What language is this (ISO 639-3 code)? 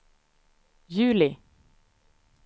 swe